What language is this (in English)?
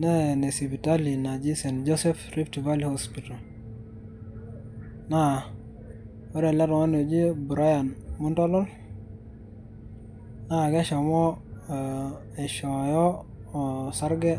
Masai